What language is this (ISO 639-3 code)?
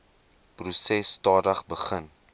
afr